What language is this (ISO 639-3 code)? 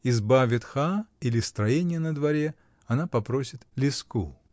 rus